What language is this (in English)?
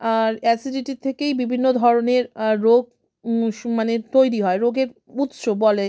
Bangla